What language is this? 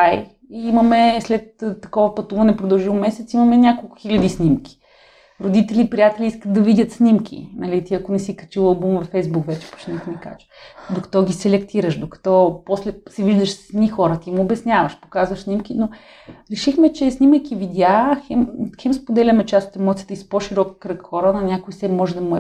Bulgarian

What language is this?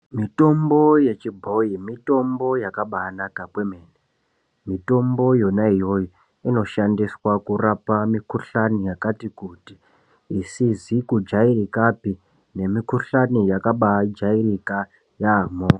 Ndau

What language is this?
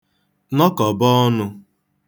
Igbo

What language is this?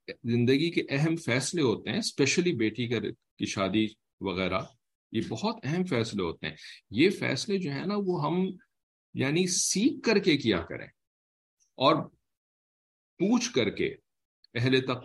English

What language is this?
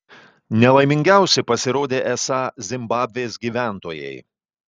Lithuanian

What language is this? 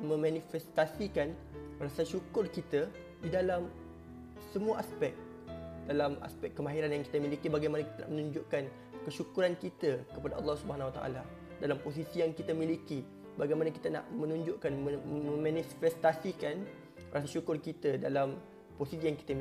Malay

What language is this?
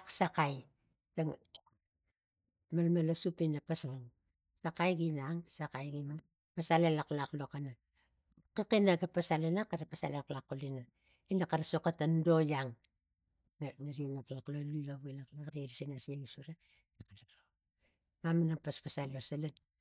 Tigak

